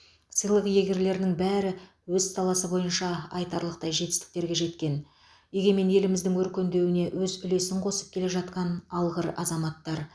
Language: Kazakh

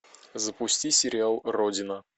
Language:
Russian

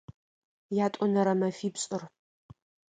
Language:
Adyghe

